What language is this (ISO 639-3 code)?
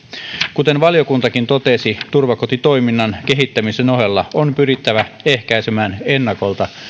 fin